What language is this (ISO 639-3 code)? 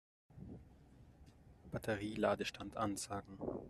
deu